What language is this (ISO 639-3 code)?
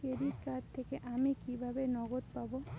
ben